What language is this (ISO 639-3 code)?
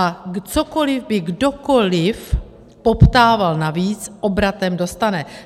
ces